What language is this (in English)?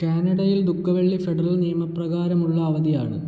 Malayalam